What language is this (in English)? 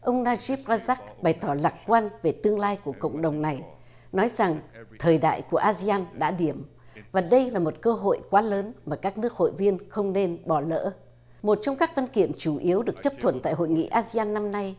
Vietnamese